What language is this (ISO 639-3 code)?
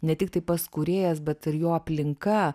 lit